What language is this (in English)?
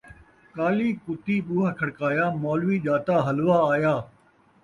Saraiki